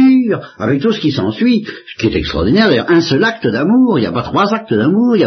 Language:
French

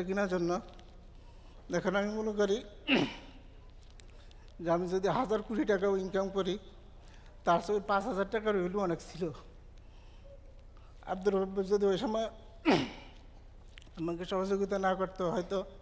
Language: Arabic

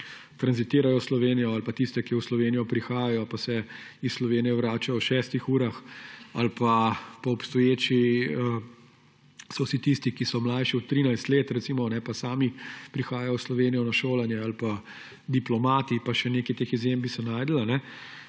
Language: Slovenian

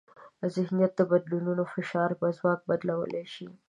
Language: Pashto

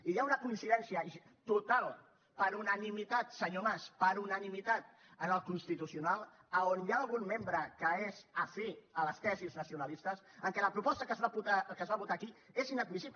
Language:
Catalan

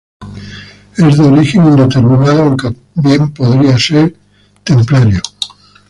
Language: Spanish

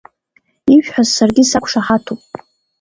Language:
Abkhazian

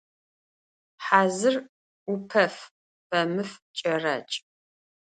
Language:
Adyghe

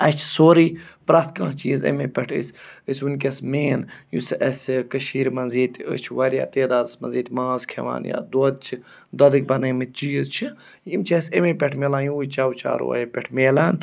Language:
Kashmiri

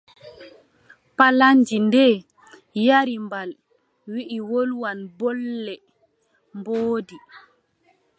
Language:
Adamawa Fulfulde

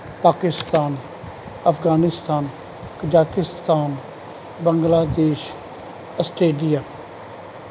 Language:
Punjabi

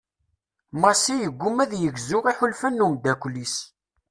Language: Kabyle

